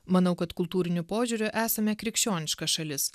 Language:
Lithuanian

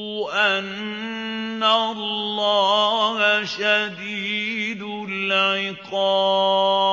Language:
Arabic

